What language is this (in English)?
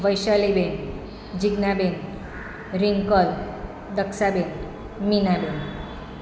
Gujarati